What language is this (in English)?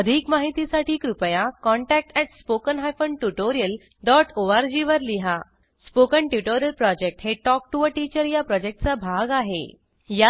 Marathi